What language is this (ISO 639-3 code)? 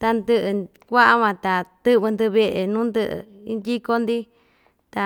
vmj